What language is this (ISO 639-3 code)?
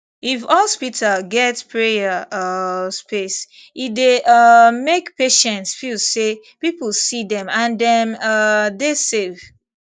pcm